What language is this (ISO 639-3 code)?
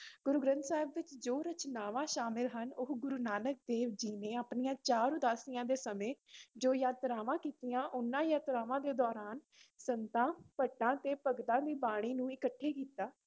pan